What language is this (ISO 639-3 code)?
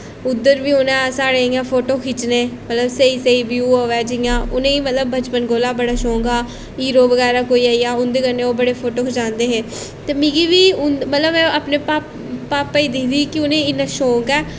doi